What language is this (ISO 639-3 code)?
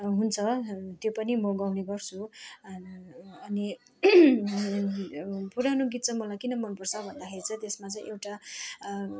nep